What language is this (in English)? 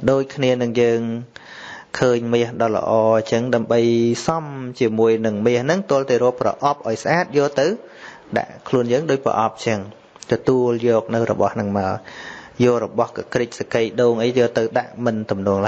Vietnamese